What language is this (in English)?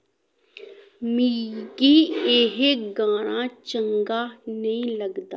Dogri